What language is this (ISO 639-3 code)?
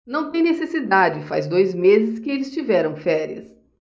por